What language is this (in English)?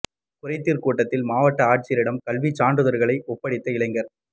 Tamil